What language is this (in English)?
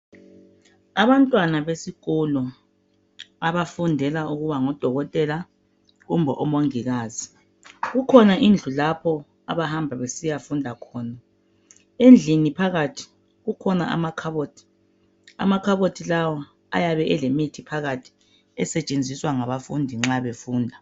North Ndebele